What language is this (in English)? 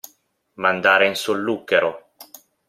Italian